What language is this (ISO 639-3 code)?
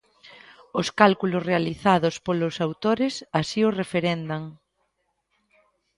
glg